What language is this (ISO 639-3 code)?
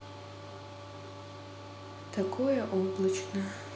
rus